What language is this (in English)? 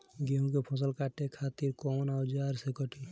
Bhojpuri